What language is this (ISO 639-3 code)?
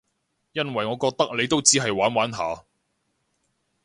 yue